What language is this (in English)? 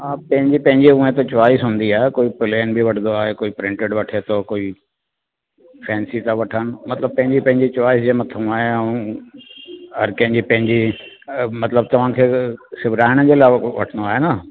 Sindhi